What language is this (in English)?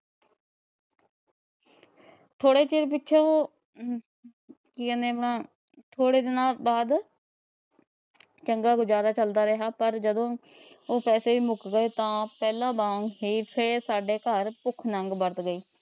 Punjabi